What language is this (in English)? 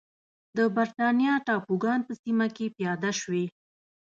Pashto